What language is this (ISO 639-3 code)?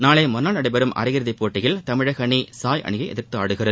tam